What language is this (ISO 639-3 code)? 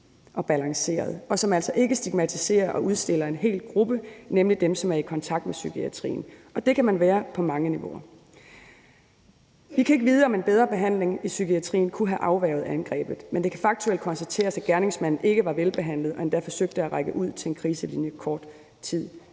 dan